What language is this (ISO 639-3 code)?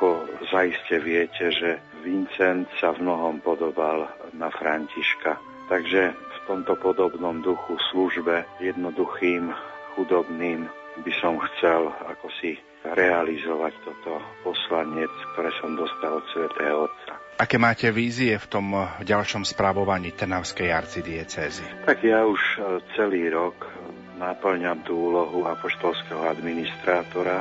slk